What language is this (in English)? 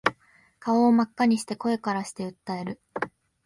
Japanese